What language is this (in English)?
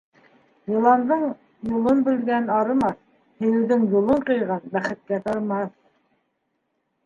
Bashkir